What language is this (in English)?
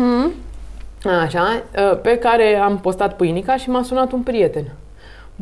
Romanian